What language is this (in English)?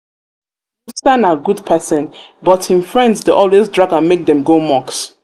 Nigerian Pidgin